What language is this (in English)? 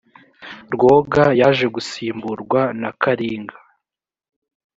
Kinyarwanda